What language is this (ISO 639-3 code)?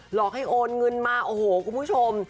tha